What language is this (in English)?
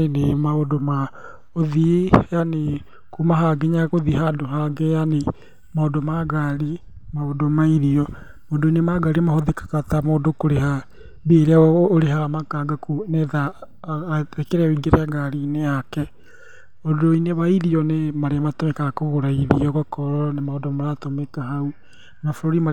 Kikuyu